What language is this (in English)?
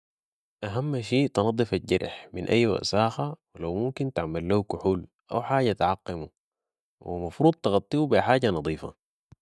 Sudanese Arabic